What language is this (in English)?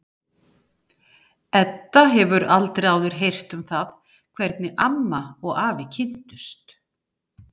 Icelandic